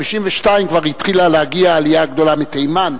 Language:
Hebrew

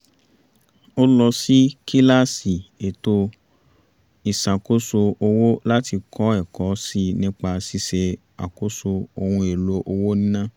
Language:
Yoruba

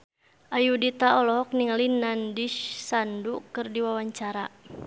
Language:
Sundanese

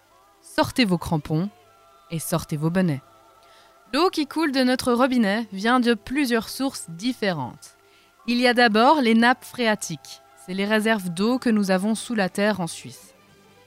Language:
French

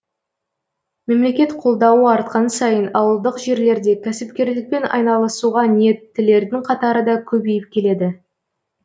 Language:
Kazakh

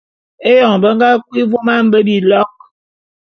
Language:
Bulu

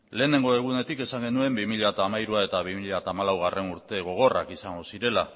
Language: Basque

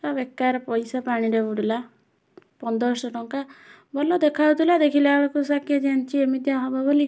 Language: Odia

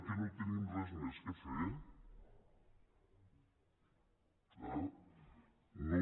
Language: Catalan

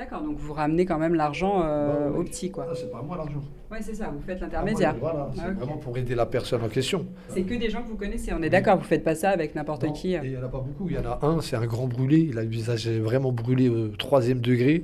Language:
French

